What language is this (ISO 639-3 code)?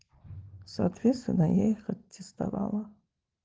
rus